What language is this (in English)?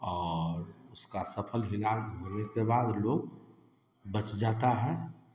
Hindi